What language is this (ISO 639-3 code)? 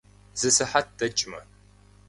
kbd